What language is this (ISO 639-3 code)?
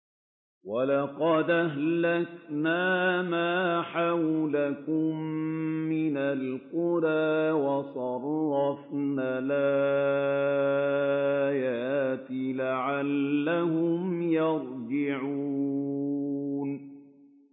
ara